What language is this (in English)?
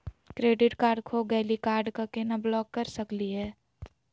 Magahi